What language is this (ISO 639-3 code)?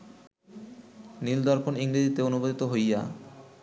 ben